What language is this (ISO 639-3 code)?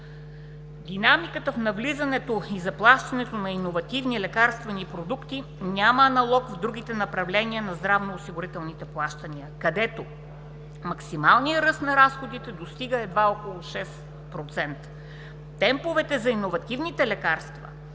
bul